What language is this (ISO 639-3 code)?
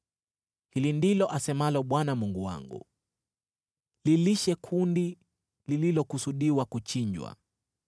swa